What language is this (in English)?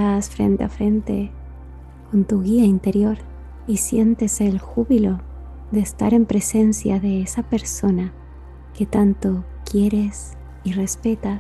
Spanish